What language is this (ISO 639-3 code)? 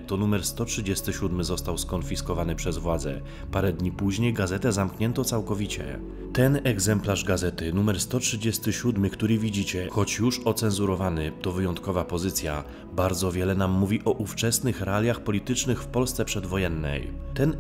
pol